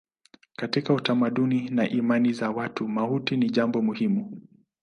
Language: Swahili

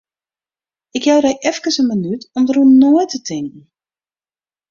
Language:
Western Frisian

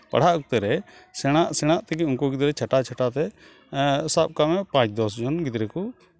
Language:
Santali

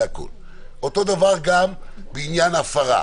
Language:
Hebrew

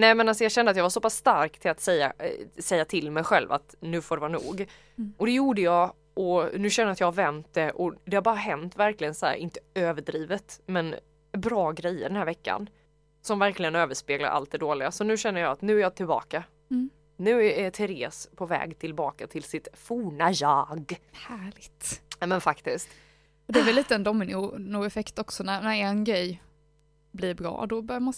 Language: Swedish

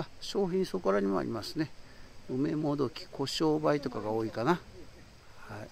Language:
Japanese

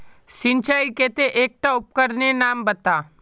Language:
Magahi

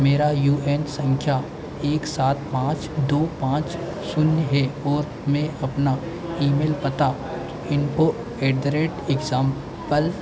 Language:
Hindi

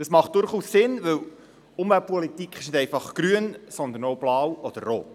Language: Swiss German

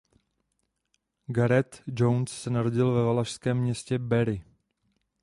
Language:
Czech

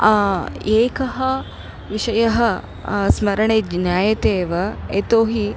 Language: Sanskrit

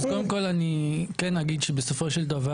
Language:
Hebrew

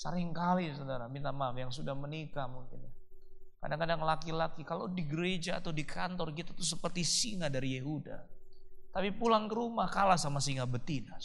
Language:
Indonesian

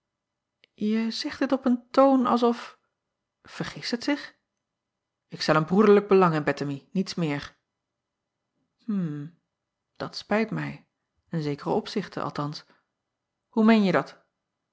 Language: Dutch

